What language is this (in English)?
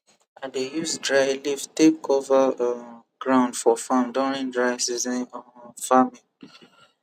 Nigerian Pidgin